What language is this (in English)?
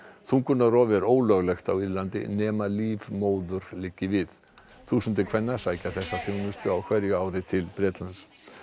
Icelandic